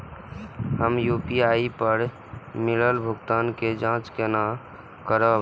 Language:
Maithili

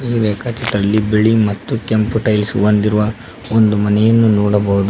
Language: Kannada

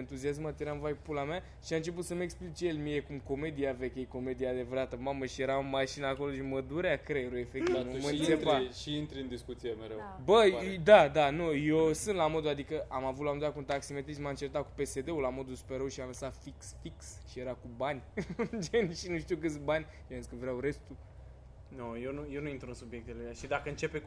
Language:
Romanian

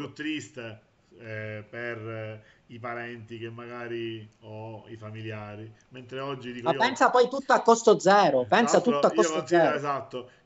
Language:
Italian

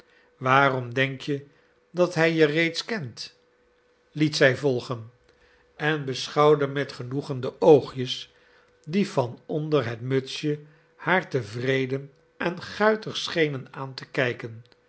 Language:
Dutch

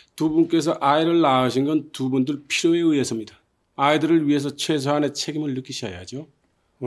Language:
Korean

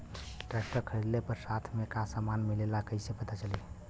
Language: Bhojpuri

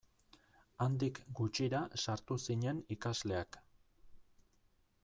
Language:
Basque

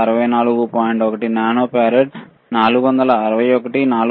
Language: Telugu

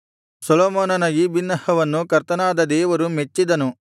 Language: Kannada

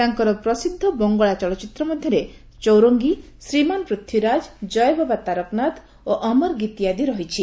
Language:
Odia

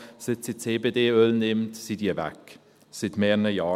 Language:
Swiss German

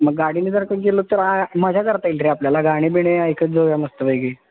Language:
Marathi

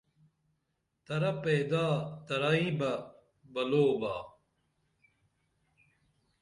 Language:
Dameli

